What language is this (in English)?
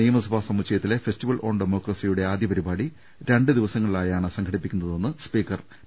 Malayalam